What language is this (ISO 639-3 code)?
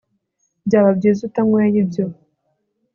kin